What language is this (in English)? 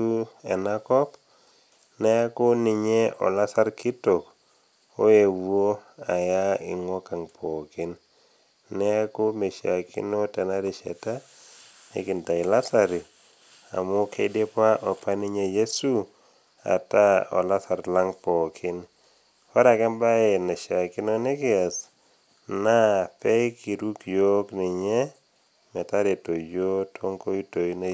Masai